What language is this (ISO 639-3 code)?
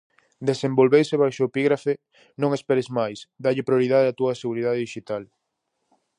glg